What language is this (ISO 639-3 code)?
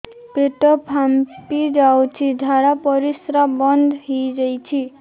ori